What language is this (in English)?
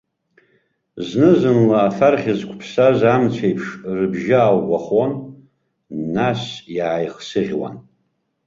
Abkhazian